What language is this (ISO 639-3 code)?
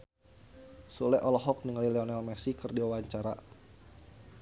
sun